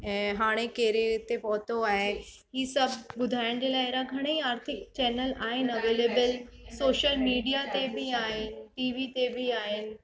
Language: Sindhi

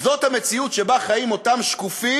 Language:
Hebrew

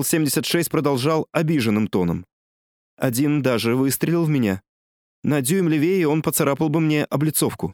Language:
Russian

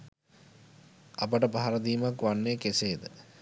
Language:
Sinhala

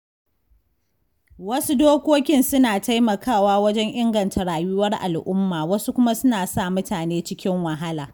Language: Hausa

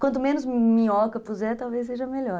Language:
Portuguese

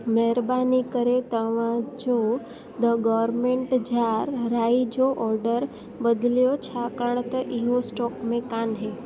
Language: Sindhi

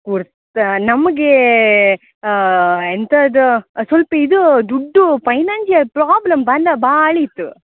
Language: Kannada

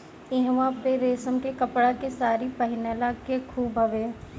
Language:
Bhojpuri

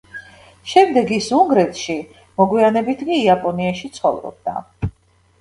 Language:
Georgian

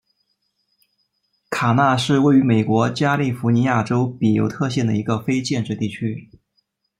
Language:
Chinese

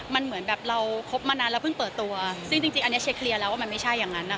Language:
Thai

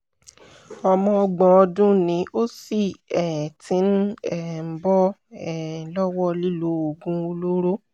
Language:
Yoruba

